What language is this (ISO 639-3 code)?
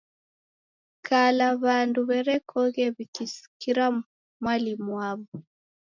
dav